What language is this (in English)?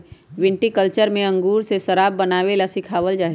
Magahi